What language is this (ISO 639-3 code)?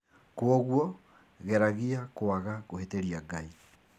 kik